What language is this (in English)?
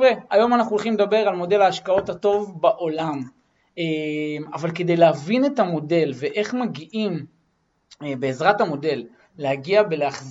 Hebrew